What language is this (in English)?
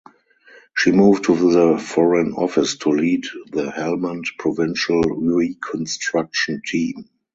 English